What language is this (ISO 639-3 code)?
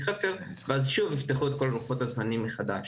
heb